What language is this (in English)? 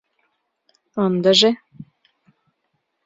Mari